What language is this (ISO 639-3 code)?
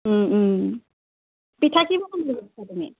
asm